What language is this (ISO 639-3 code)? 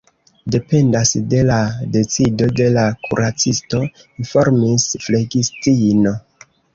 epo